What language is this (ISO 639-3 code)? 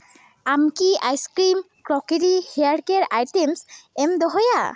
sat